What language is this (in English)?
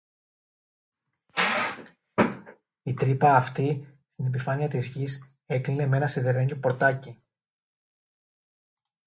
Greek